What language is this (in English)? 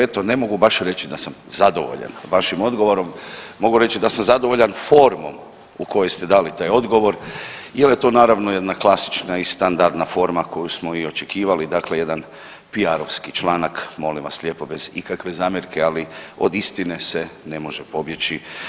Croatian